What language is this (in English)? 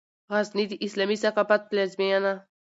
Pashto